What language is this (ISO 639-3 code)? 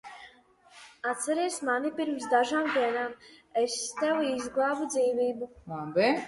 lav